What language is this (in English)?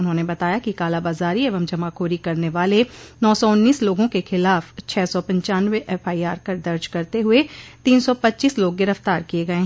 Hindi